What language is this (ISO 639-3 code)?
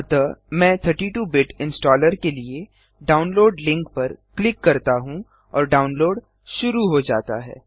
hin